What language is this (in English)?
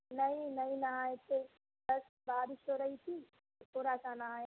Urdu